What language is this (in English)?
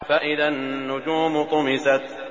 Arabic